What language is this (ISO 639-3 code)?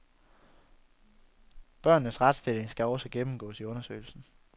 dan